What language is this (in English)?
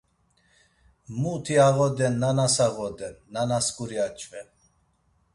Laz